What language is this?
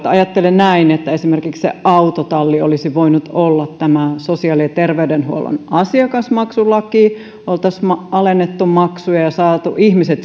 Finnish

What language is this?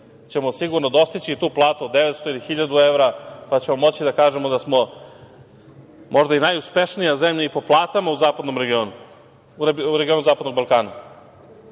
Serbian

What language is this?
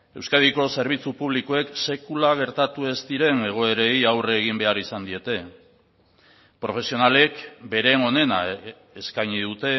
Basque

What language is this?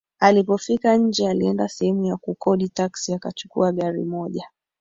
Swahili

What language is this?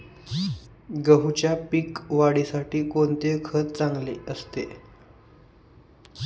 Marathi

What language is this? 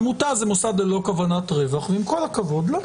Hebrew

